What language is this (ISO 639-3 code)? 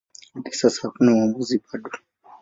swa